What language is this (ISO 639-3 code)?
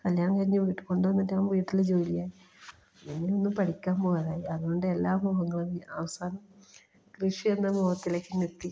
mal